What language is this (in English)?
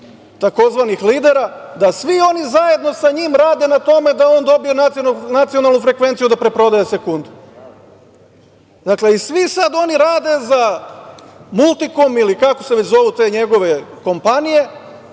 Serbian